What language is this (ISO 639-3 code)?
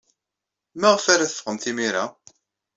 kab